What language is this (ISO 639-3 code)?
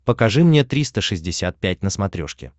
rus